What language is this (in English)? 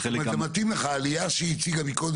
Hebrew